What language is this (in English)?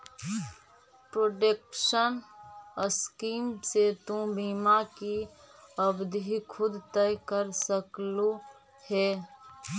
Magahi